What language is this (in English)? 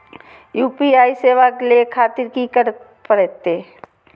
Maithili